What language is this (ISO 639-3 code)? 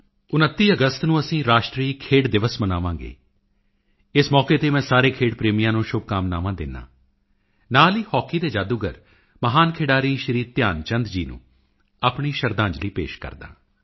pan